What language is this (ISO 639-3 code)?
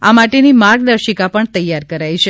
guj